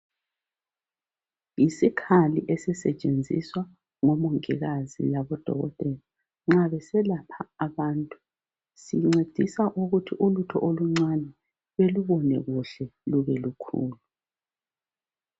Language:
North Ndebele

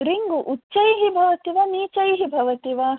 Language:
Sanskrit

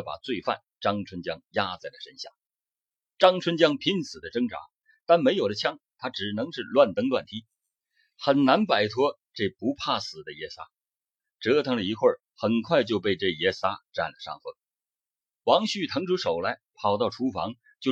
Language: Chinese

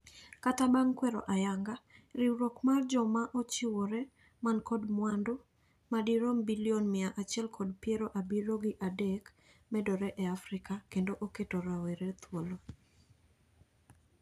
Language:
Luo (Kenya and Tanzania)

